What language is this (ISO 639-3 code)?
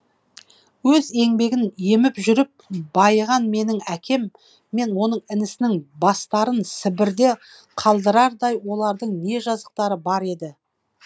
kaz